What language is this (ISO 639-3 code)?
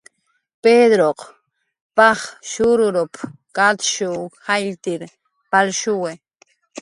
jqr